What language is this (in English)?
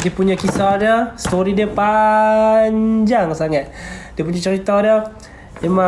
Malay